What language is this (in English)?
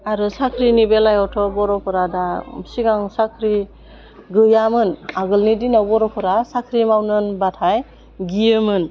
Bodo